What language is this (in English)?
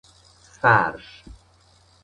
Persian